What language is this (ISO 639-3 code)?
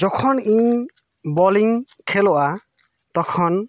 sat